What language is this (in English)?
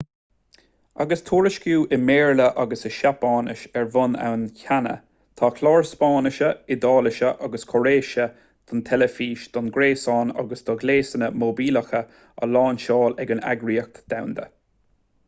Irish